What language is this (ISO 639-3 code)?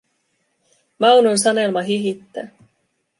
fin